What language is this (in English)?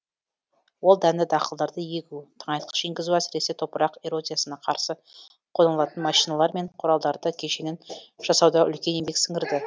Kazakh